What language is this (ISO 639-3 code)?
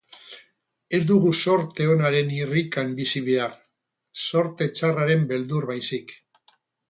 eus